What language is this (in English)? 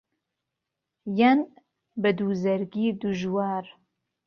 Central Kurdish